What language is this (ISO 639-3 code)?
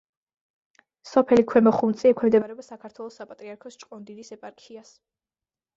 kat